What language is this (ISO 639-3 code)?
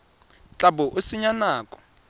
tsn